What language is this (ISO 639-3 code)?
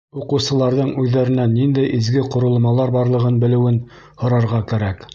bak